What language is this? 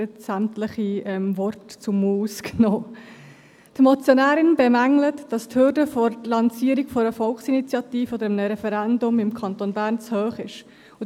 Swiss German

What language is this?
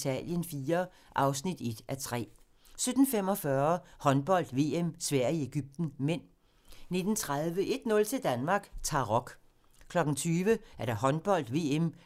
Danish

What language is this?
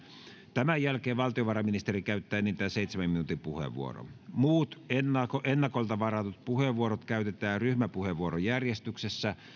Finnish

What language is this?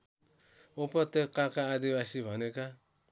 Nepali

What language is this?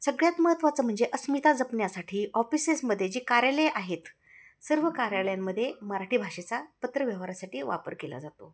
Marathi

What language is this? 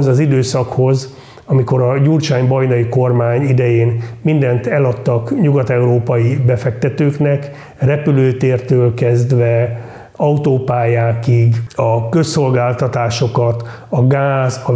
Hungarian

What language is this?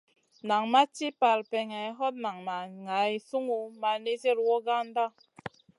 Masana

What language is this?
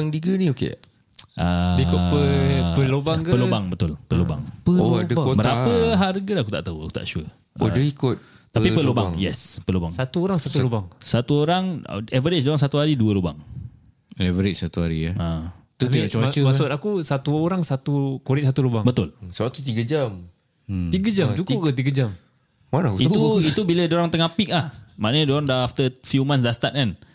Malay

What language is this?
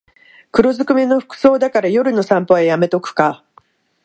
Japanese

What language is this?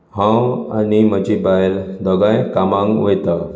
Konkani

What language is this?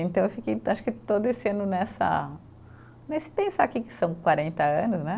Portuguese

